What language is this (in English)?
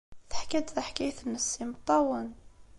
Kabyle